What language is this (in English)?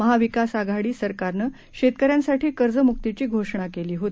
Marathi